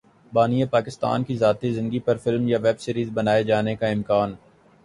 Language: Urdu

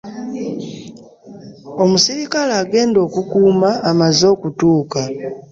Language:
Ganda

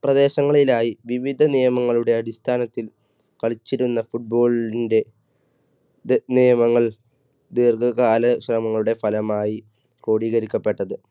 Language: Malayalam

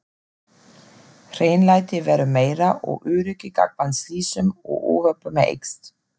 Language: Icelandic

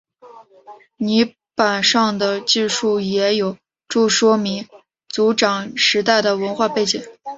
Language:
Chinese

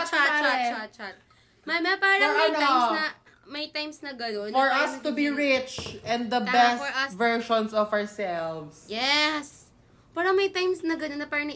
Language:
Filipino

